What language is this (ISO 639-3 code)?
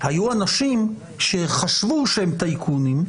heb